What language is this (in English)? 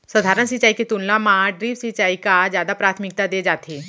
Chhattisgarhi